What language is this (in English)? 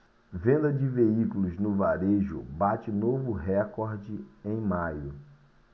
Portuguese